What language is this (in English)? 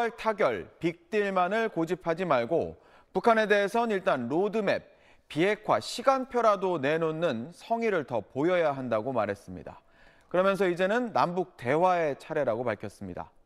Korean